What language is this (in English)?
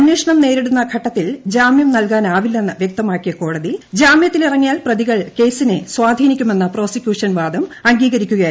Malayalam